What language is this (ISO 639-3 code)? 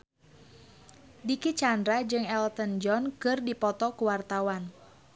sun